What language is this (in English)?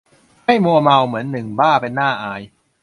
Thai